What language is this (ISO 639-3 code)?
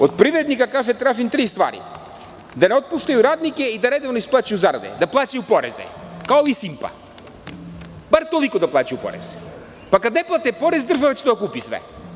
srp